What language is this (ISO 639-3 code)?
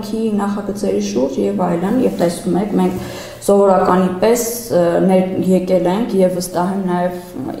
ron